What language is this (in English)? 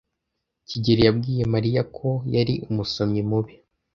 Kinyarwanda